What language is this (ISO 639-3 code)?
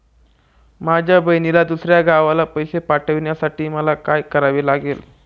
mar